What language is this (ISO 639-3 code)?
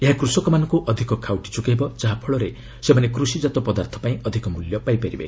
ori